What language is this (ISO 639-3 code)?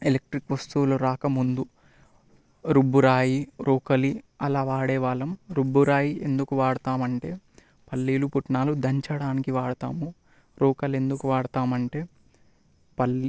tel